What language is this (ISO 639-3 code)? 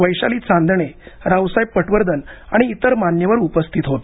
mar